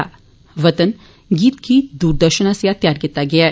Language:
Dogri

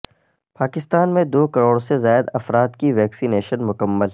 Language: Urdu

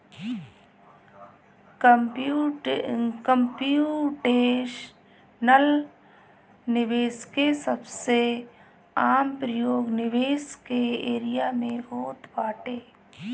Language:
Bhojpuri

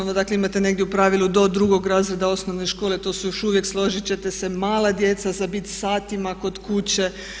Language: Croatian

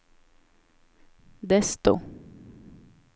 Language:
Swedish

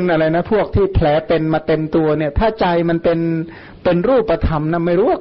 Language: Thai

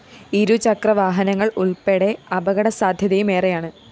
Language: Malayalam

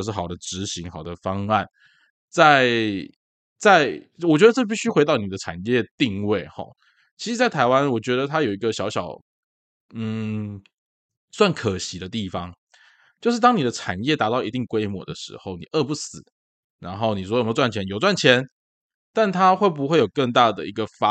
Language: Chinese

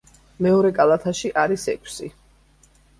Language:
Georgian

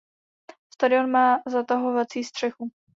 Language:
Czech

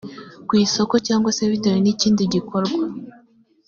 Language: Kinyarwanda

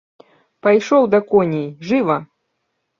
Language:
Belarusian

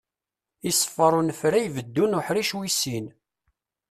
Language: Kabyle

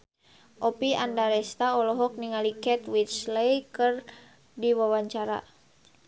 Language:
Sundanese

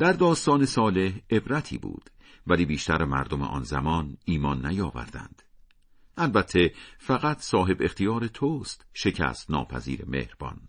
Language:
Persian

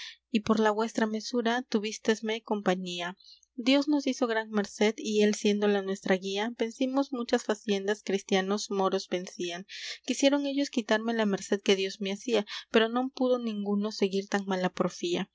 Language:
Spanish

